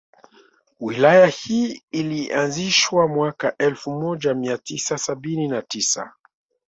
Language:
Swahili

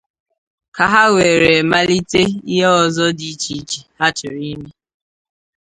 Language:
Igbo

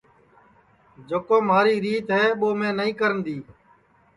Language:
Sansi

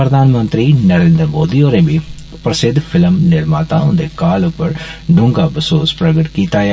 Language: Dogri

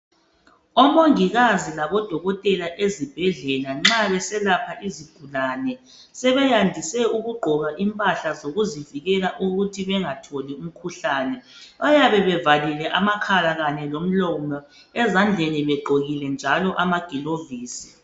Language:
North Ndebele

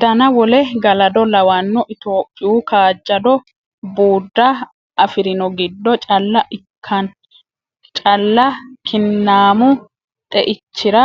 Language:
Sidamo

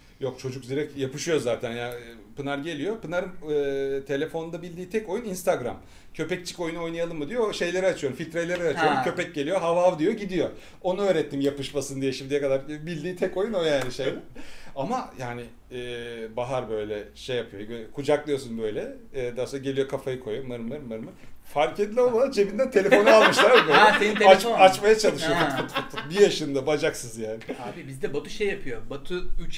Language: Turkish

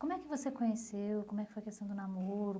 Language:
Portuguese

